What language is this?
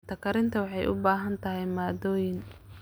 Somali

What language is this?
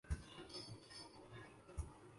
Urdu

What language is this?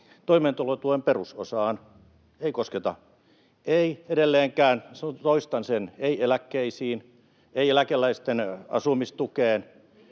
Finnish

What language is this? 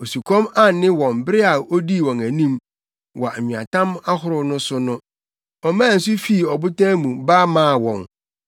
Akan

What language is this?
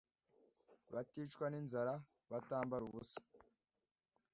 Kinyarwanda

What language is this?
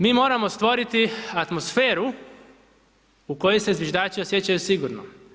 Croatian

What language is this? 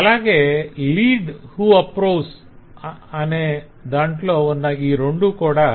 Telugu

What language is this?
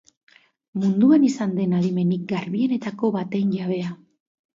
Basque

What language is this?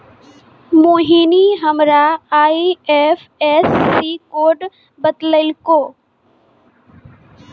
Maithili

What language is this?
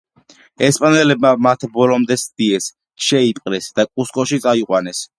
Georgian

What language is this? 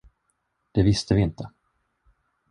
Swedish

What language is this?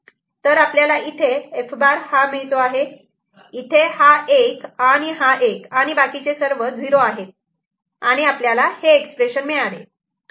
Marathi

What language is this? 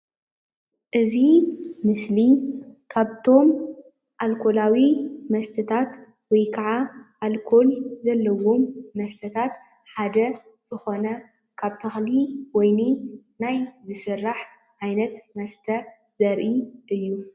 Tigrinya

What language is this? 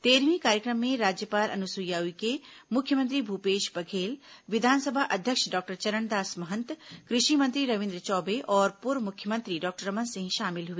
Hindi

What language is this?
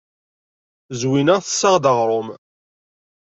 Kabyle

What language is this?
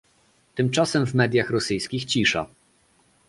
Polish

